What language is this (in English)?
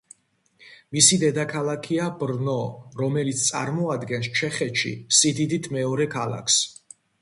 Georgian